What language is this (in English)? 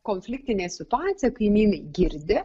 Lithuanian